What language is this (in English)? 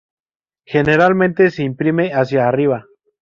Spanish